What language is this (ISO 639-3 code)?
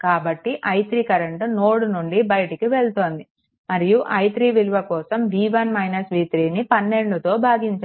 tel